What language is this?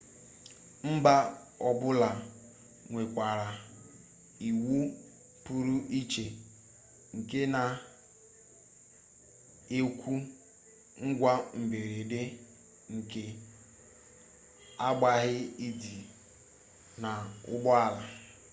Igbo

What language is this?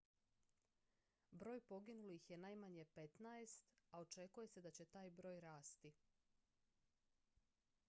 Croatian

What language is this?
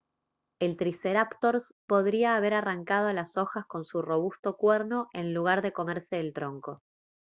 Spanish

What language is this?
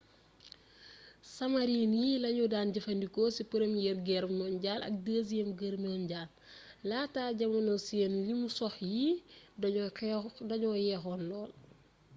Wolof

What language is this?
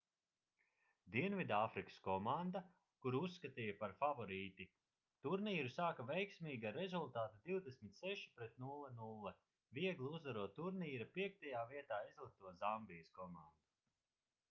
Latvian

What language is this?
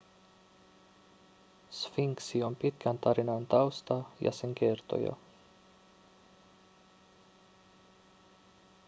Finnish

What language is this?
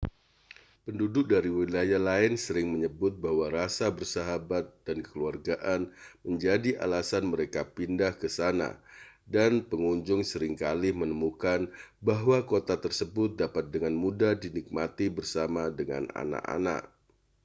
Indonesian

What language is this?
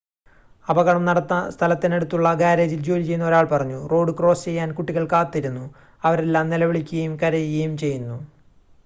Malayalam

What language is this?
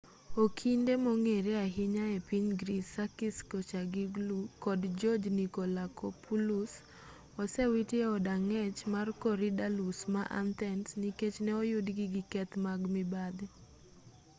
Luo (Kenya and Tanzania)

